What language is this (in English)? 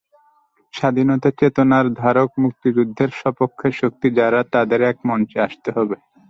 Bangla